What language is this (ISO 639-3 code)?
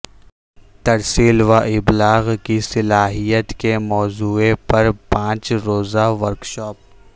urd